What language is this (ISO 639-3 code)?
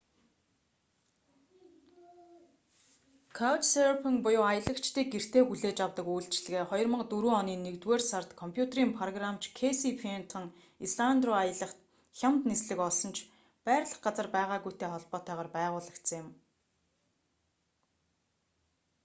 mon